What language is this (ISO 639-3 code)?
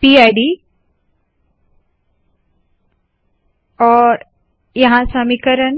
hin